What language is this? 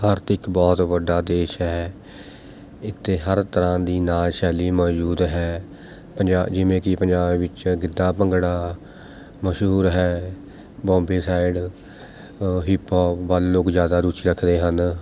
Punjabi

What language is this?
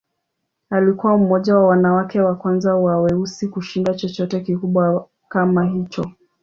Swahili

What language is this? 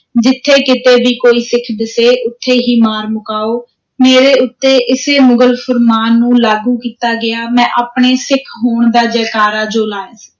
Punjabi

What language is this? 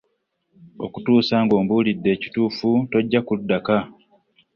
Ganda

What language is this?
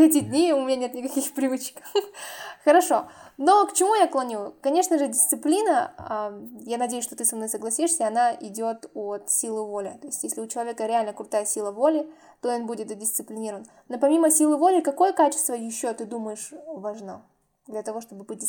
Russian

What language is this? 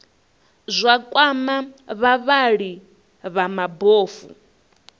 Venda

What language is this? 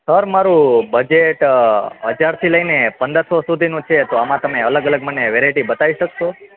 Gujarati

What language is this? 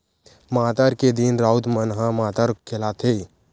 Chhattisgarhi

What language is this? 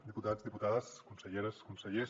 Catalan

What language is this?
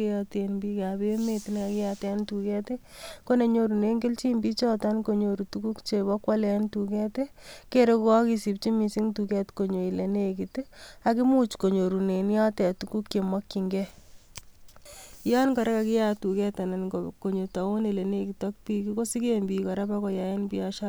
Kalenjin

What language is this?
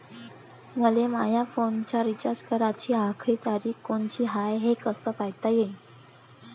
Marathi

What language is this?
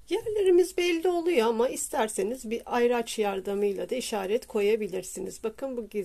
Turkish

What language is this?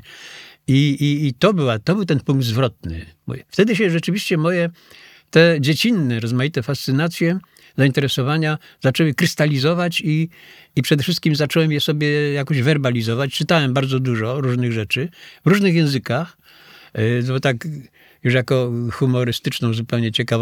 Polish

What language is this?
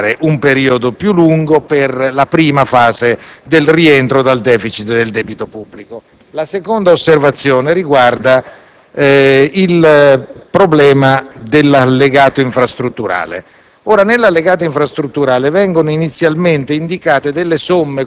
Italian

